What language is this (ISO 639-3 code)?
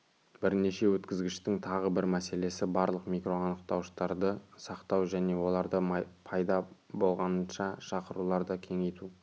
kaz